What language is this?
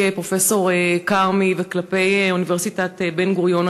Hebrew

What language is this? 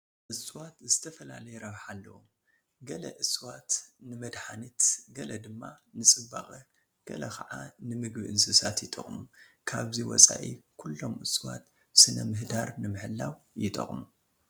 Tigrinya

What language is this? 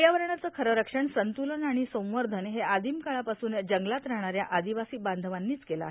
Marathi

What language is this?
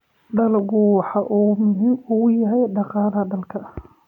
Somali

